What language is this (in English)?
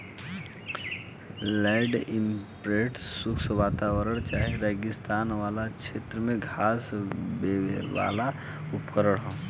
Bhojpuri